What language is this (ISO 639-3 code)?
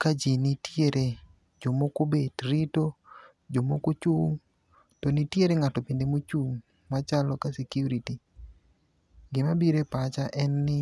luo